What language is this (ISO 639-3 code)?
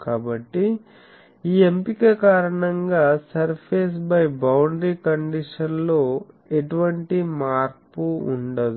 tel